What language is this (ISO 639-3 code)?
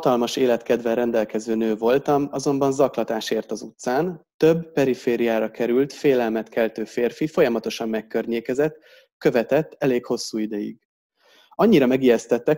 hun